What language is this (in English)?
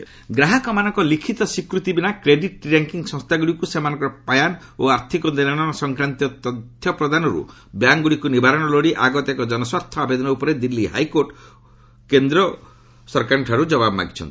Odia